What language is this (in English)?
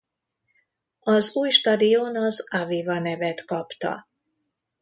Hungarian